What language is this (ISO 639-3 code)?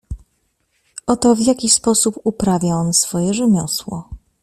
pol